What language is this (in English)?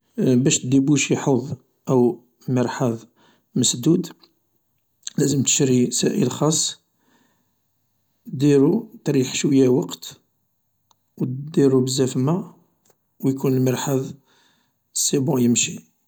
Algerian Arabic